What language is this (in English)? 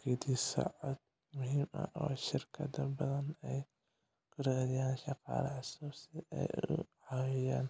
Somali